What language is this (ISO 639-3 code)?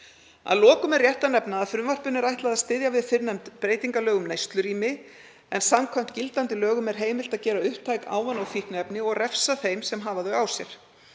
isl